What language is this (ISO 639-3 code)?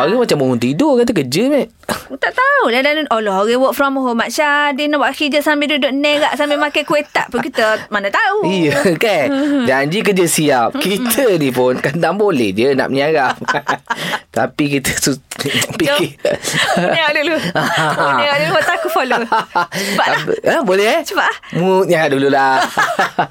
msa